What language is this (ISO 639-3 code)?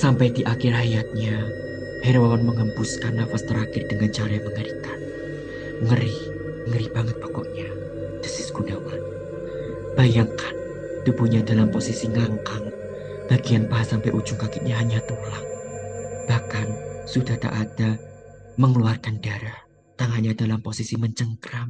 ind